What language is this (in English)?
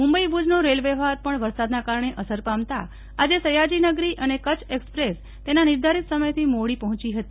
Gujarati